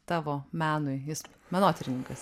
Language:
Lithuanian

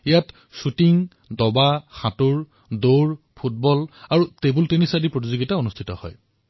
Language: Assamese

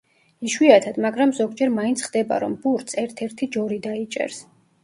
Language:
Georgian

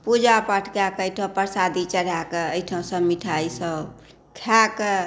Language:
Maithili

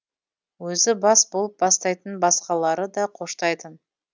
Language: Kazakh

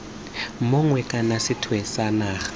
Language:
Tswana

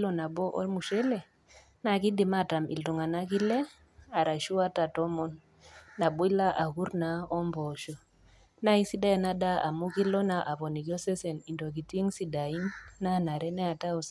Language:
Masai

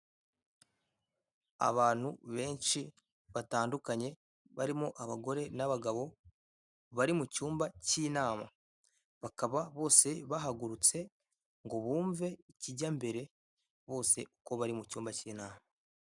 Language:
Kinyarwanda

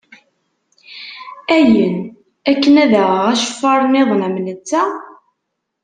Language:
Kabyle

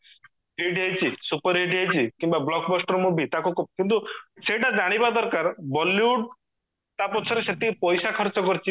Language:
Odia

